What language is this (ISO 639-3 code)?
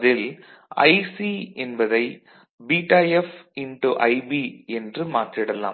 tam